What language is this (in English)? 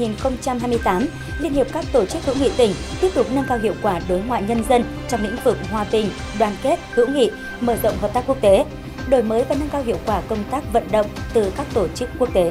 Vietnamese